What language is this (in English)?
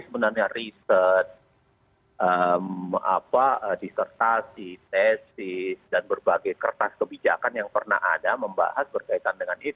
Indonesian